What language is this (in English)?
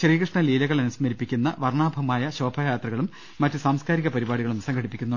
Malayalam